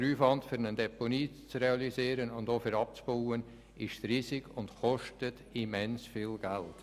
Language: Swiss German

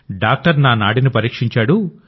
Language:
Telugu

